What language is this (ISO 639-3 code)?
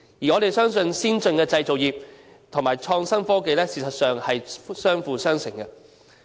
yue